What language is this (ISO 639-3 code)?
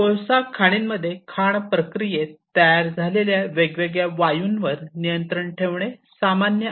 mar